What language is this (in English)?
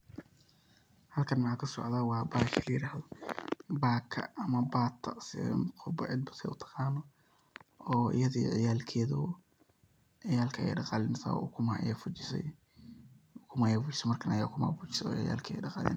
Somali